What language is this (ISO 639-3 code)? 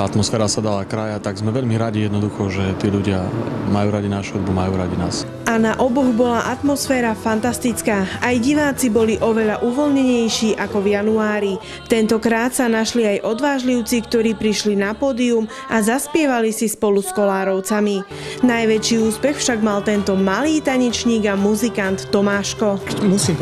slk